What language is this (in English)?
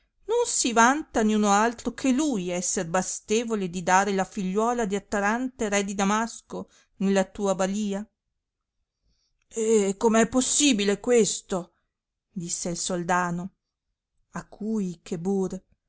Italian